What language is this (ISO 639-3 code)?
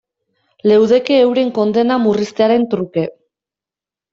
eus